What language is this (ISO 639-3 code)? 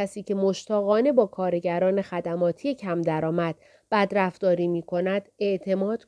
fas